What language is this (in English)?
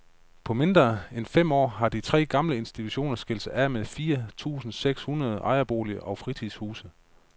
Danish